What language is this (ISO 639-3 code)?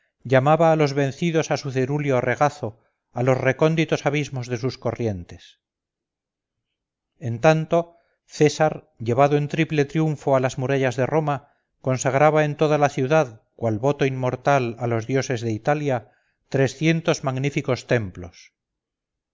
spa